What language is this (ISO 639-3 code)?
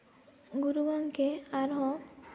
sat